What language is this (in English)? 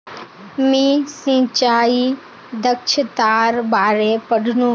Magahi